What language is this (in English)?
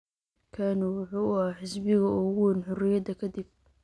Somali